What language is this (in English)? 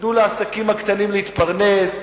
Hebrew